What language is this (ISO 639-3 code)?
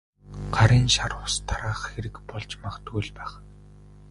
mon